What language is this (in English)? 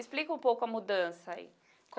Portuguese